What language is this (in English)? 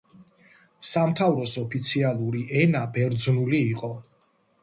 Georgian